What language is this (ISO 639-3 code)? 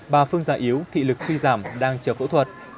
vie